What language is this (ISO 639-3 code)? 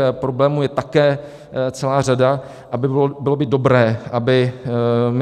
ces